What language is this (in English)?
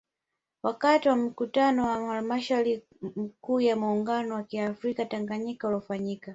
Swahili